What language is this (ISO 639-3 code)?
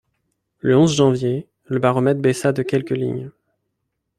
fra